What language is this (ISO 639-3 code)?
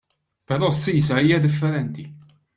mlt